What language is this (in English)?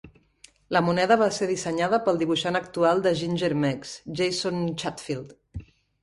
Catalan